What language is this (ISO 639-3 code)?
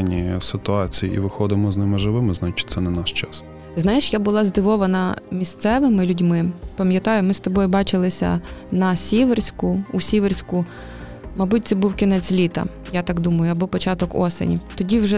ukr